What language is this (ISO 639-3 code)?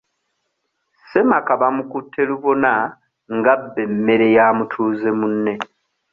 lug